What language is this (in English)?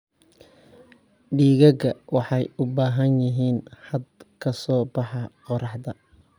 Somali